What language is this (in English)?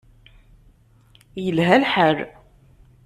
Kabyle